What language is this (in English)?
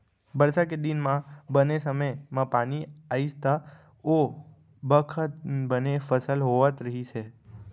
Chhattisgarhi